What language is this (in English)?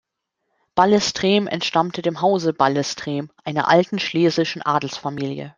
German